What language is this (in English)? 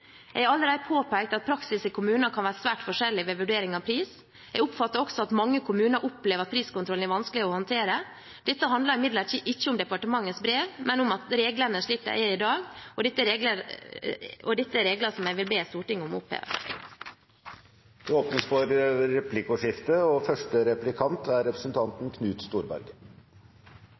Norwegian Bokmål